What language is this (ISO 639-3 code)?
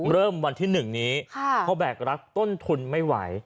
tha